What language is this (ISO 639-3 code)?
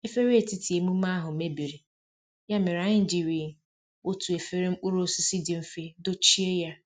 ibo